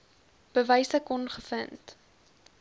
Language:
Afrikaans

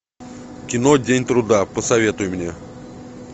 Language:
Russian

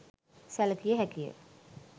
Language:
Sinhala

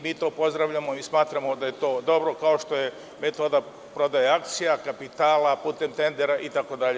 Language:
Serbian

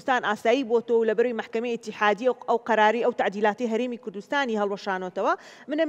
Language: Arabic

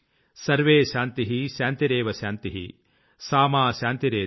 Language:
Telugu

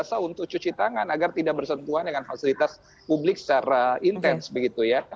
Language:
Indonesian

